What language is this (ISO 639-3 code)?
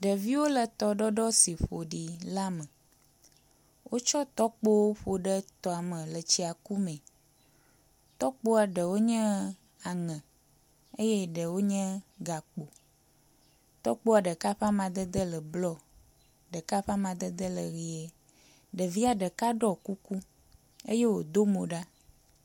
ewe